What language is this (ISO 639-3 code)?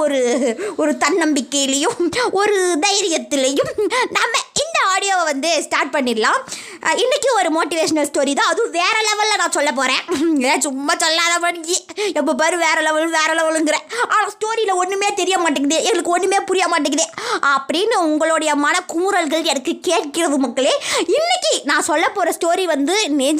tam